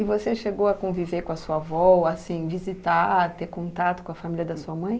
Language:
Portuguese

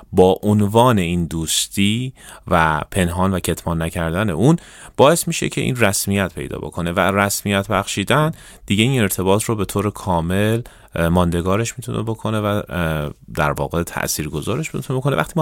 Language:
Persian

